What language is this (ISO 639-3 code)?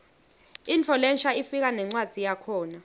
ssw